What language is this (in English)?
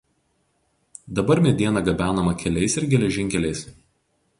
Lithuanian